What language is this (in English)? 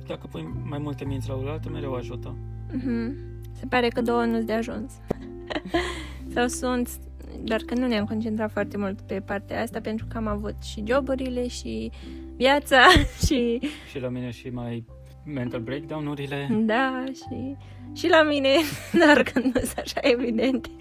Romanian